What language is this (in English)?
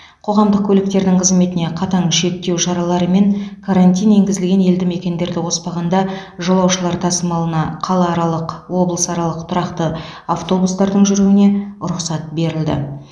Kazakh